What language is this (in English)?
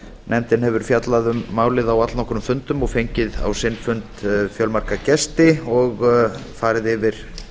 Icelandic